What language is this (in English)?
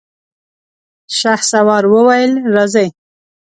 Pashto